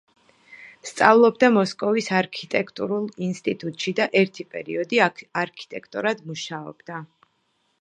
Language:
Georgian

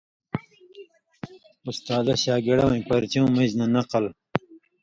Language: Indus Kohistani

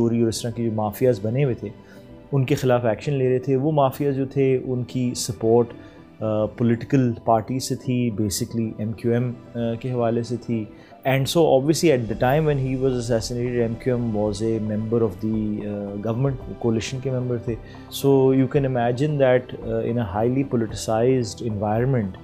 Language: Urdu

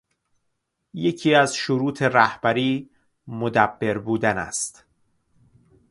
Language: Persian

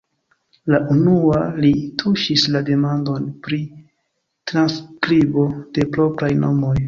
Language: Esperanto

